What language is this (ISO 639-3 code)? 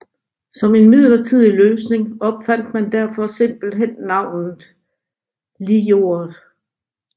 dan